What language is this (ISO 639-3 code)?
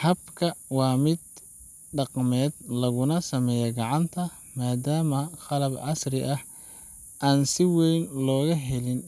som